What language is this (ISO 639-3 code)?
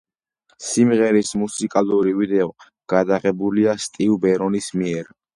kat